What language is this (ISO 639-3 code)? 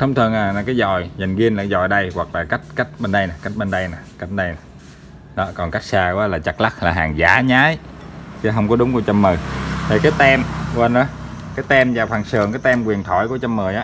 vie